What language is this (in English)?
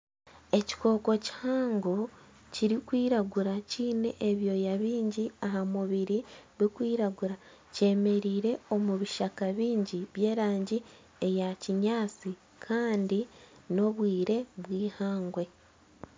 Nyankole